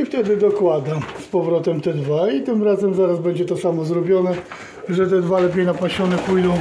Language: Polish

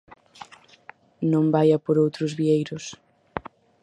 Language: Galician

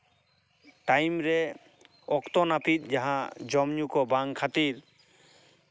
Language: Santali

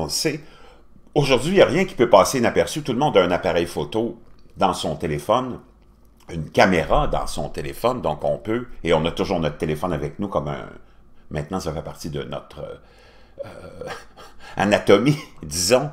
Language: French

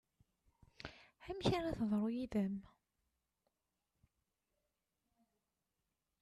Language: Kabyle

